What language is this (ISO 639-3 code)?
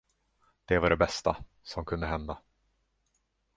swe